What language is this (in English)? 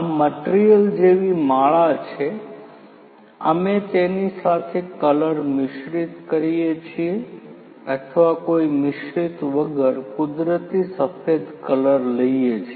Gujarati